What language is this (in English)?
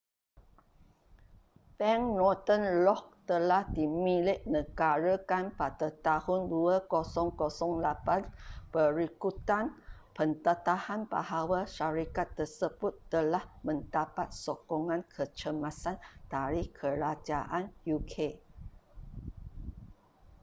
Malay